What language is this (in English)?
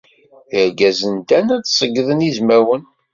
Kabyle